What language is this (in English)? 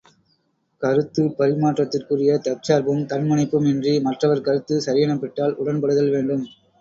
Tamil